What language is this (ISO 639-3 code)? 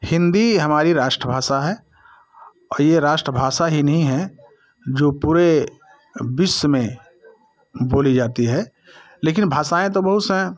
hin